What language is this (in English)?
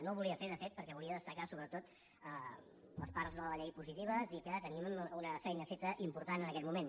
Catalan